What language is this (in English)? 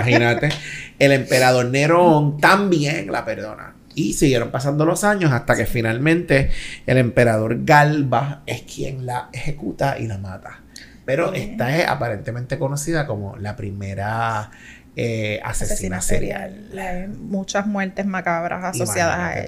Spanish